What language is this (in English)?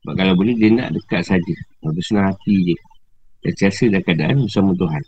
Malay